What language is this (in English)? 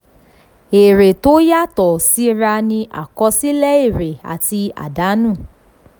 Yoruba